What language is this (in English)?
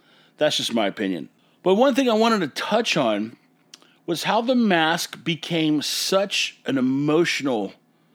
English